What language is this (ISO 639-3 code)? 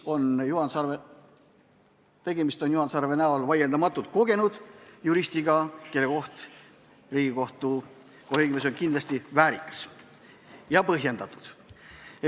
est